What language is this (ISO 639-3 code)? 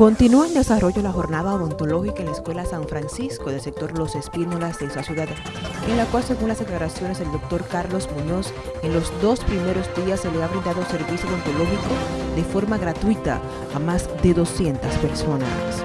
spa